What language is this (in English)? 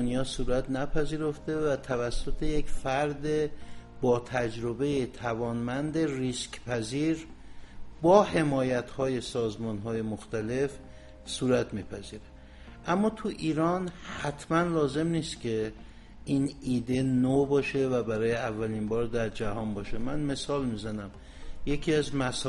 Persian